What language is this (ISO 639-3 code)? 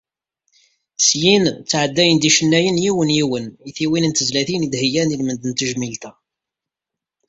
kab